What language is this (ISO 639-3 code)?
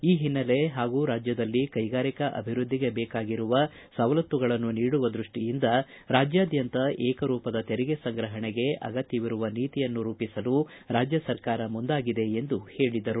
kan